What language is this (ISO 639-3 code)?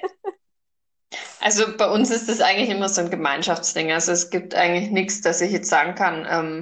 deu